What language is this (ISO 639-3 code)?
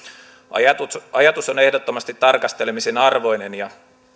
fin